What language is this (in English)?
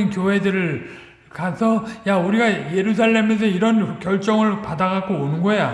Korean